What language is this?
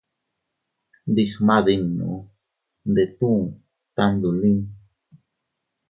Teutila Cuicatec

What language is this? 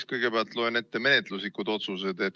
Estonian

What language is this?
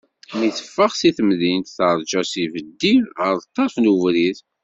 Kabyle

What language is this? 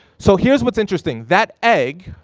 English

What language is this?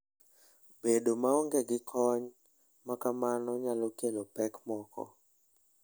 Luo (Kenya and Tanzania)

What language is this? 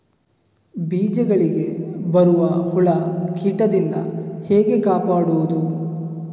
Kannada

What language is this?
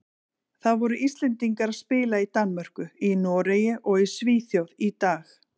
Icelandic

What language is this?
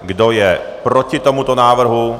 Czech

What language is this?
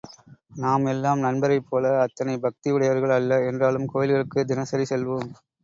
Tamil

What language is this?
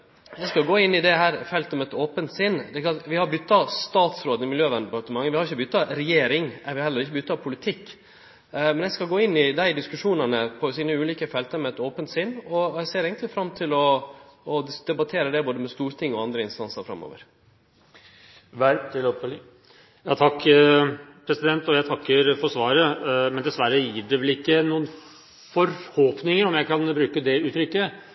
Norwegian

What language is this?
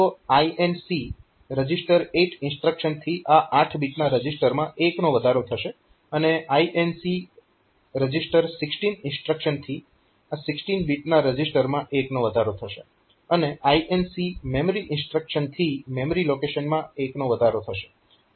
Gujarati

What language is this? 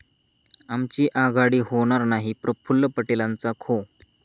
Marathi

